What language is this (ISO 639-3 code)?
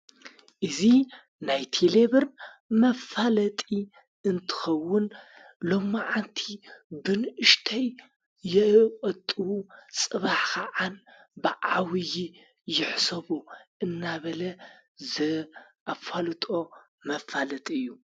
tir